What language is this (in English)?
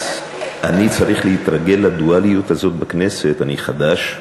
Hebrew